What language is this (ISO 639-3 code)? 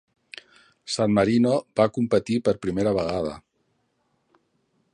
cat